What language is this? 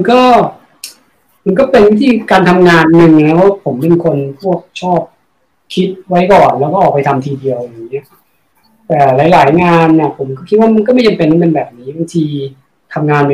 Thai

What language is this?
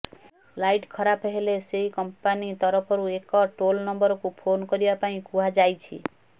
Odia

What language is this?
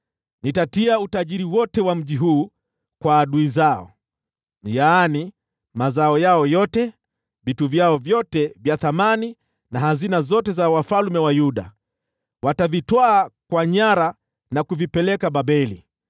Swahili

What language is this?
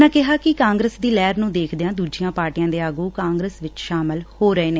Punjabi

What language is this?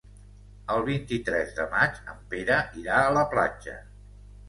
Catalan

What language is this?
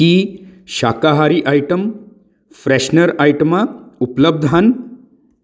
Punjabi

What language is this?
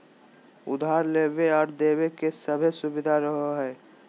Magahi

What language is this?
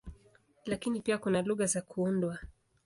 Swahili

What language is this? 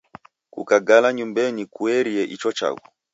Taita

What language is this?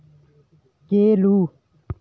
Santali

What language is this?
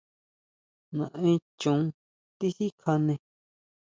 Huautla Mazatec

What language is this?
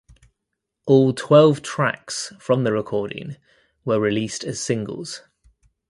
English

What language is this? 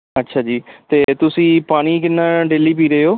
Punjabi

